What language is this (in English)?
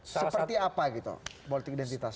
Indonesian